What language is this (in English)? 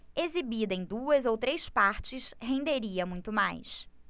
Portuguese